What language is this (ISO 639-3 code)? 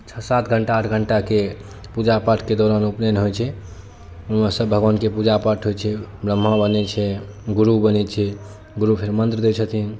mai